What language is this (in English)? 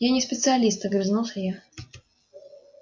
Russian